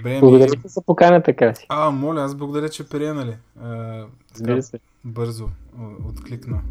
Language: Bulgarian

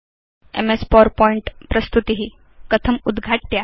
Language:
Sanskrit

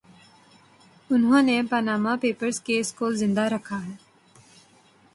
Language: Urdu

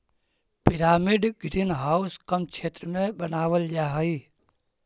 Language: Magahi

